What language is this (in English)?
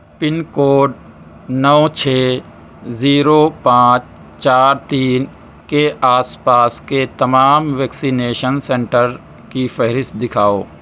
Urdu